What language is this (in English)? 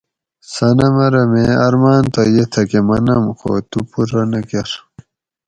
Gawri